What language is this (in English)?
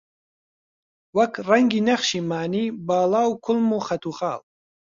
Central Kurdish